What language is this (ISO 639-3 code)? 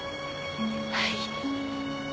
jpn